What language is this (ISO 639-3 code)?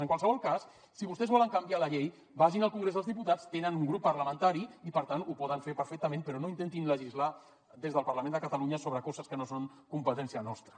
cat